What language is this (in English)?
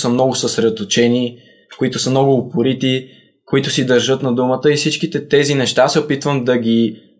Bulgarian